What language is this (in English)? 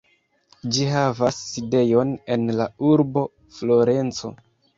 Esperanto